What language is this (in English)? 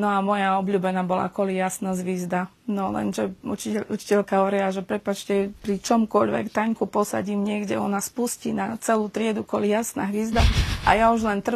Slovak